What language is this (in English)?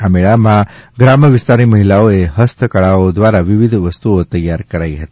Gujarati